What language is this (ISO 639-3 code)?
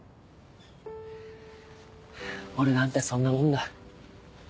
jpn